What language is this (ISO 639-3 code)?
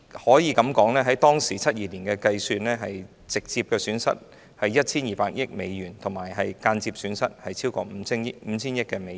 yue